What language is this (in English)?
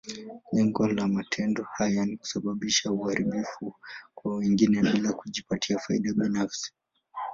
Swahili